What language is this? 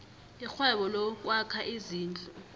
South Ndebele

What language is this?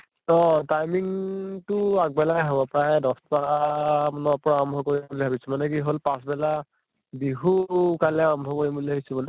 Assamese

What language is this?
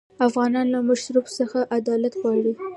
Pashto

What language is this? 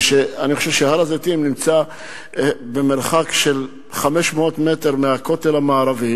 Hebrew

